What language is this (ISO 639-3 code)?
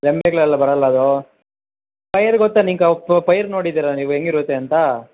kan